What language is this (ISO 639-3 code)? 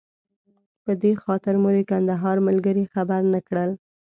pus